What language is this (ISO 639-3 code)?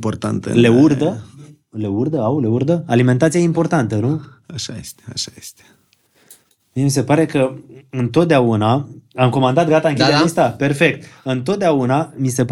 ron